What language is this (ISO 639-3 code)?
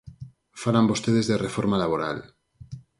glg